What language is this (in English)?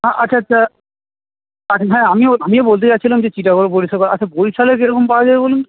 Bangla